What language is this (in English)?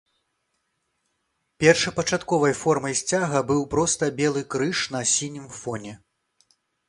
Belarusian